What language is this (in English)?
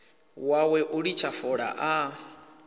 Venda